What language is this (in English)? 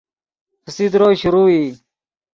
Yidgha